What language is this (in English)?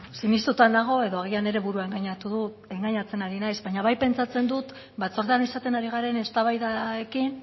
Basque